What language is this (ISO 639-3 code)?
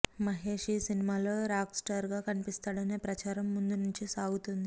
tel